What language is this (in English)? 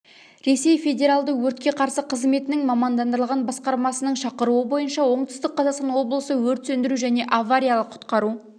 Kazakh